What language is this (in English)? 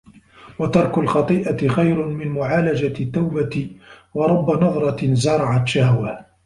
Arabic